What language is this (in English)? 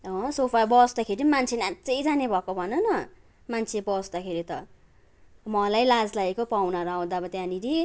Nepali